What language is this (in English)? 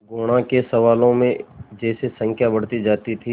Hindi